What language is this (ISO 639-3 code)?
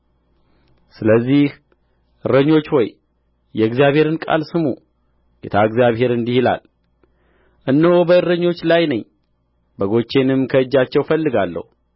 amh